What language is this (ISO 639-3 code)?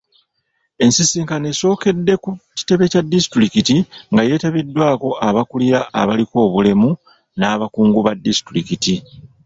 lug